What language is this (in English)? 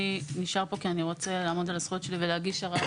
Hebrew